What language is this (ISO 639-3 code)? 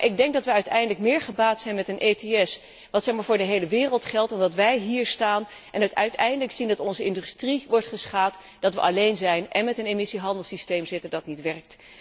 nld